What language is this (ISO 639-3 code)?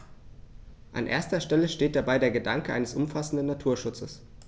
deu